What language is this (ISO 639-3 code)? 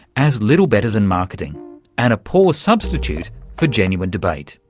eng